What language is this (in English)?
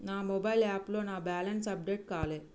Telugu